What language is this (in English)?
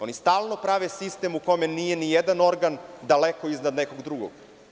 Serbian